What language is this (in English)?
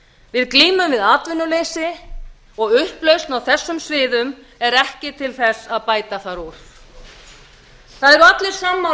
Icelandic